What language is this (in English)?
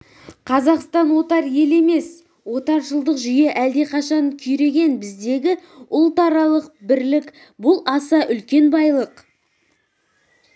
Kazakh